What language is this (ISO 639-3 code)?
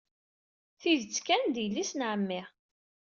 kab